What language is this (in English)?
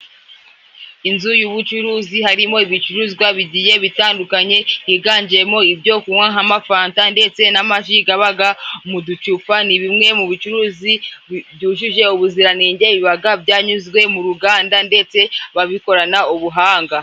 Kinyarwanda